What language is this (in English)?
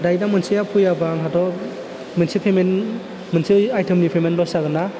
Bodo